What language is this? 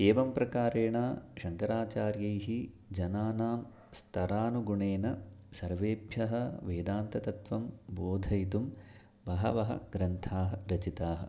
Sanskrit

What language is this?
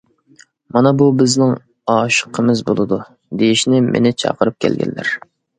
Uyghur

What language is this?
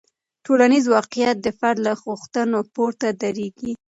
Pashto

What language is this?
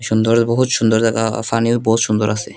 Bangla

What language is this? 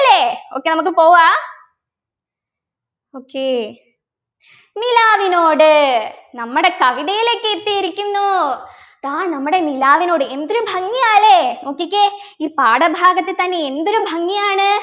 Malayalam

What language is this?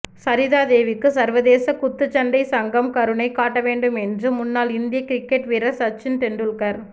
Tamil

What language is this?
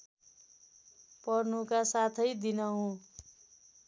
Nepali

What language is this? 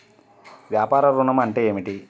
Telugu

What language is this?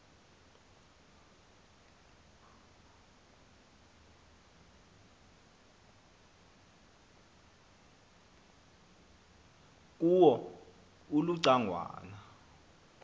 Xhosa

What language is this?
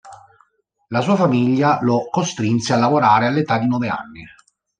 Italian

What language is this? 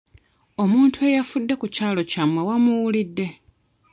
Ganda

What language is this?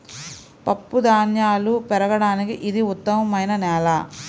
Telugu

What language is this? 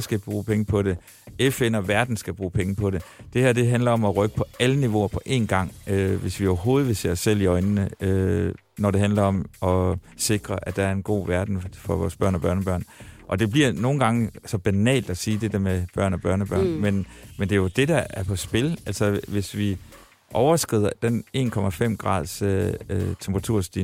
Danish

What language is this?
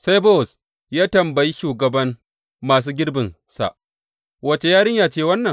Hausa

